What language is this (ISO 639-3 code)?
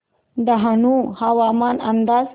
mar